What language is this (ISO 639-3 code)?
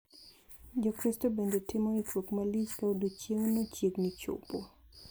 luo